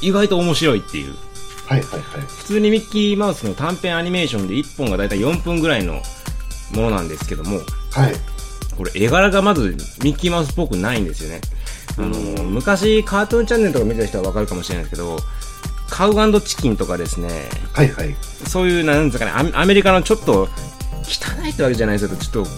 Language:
Japanese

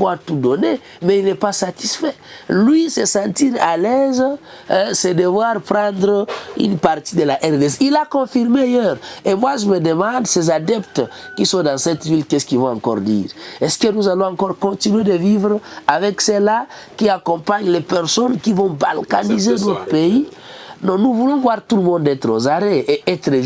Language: French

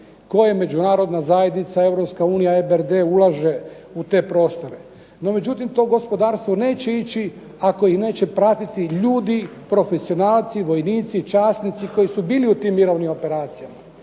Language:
Croatian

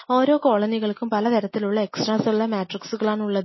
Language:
Malayalam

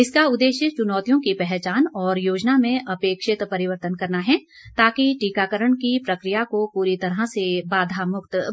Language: Hindi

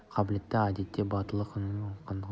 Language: Kazakh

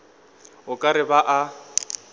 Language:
Northern Sotho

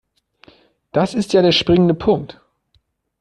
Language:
German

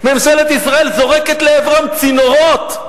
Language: Hebrew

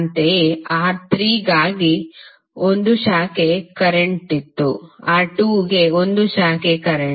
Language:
Kannada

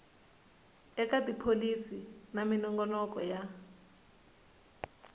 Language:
Tsonga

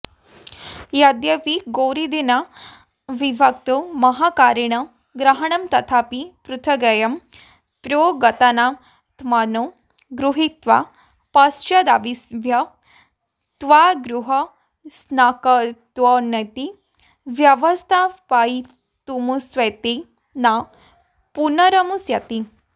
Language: Sanskrit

